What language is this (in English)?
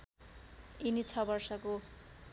Nepali